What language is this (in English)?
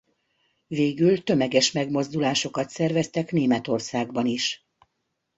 Hungarian